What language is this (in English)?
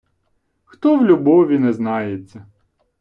Ukrainian